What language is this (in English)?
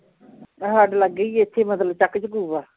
Punjabi